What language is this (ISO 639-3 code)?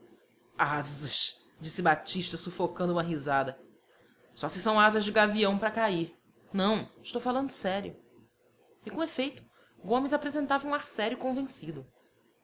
por